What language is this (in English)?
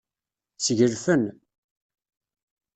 Kabyle